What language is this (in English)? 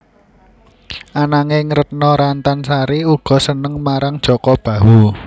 Javanese